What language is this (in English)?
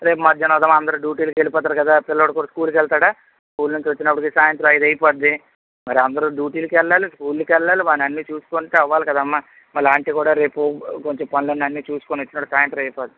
Telugu